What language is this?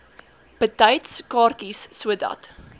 Afrikaans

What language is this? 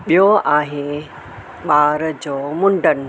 Sindhi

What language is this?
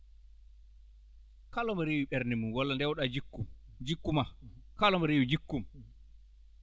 Fula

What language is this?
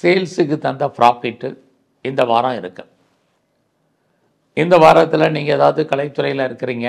Tamil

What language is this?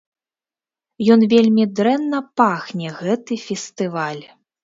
Belarusian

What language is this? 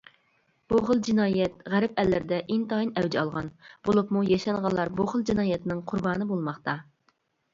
Uyghur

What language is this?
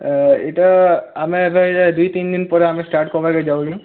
Odia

